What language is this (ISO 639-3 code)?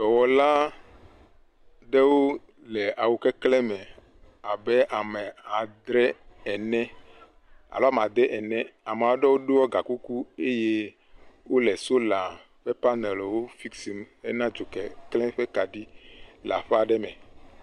ewe